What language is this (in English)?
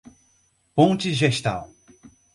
Portuguese